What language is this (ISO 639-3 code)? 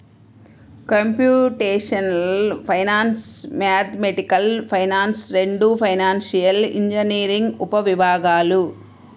tel